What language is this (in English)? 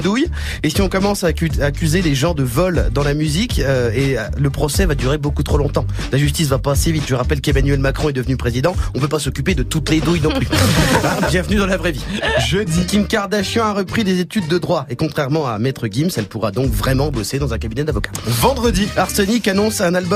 French